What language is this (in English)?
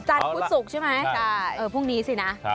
Thai